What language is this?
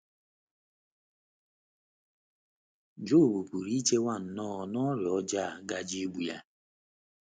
Igbo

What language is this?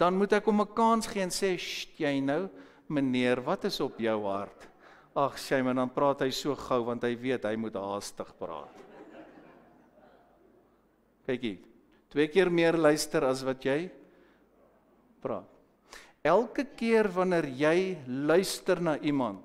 Dutch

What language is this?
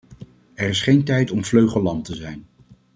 Dutch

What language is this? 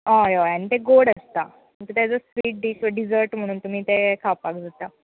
Konkani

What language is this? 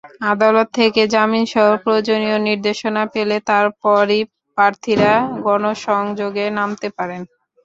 Bangla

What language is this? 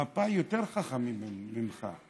Hebrew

